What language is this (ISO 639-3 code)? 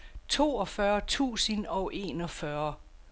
dan